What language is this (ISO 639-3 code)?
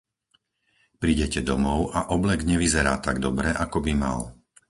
slk